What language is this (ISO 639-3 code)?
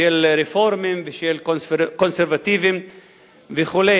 heb